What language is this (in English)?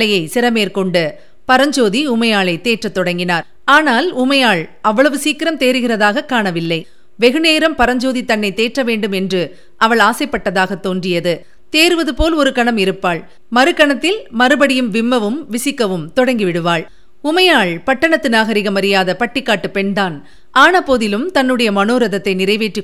Tamil